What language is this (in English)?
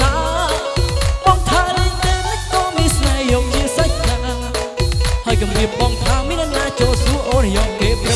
Indonesian